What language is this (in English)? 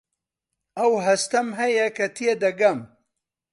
Central Kurdish